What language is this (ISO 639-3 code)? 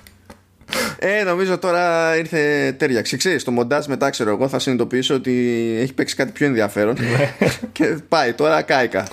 ell